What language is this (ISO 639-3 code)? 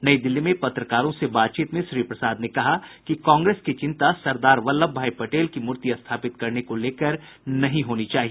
hin